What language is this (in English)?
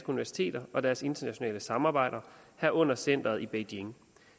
Danish